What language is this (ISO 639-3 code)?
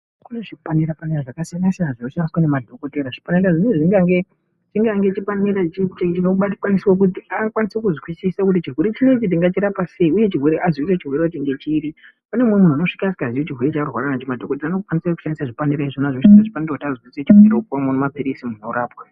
ndc